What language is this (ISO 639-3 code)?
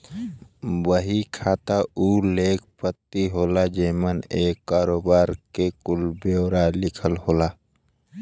bho